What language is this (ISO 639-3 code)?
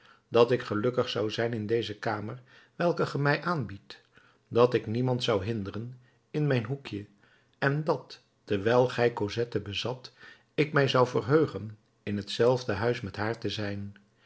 nld